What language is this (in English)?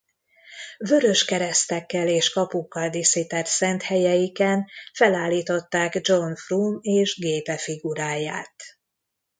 Hungarian